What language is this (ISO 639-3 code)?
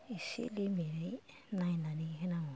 brx